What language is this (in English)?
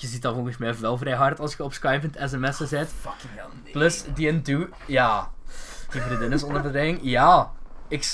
Dutch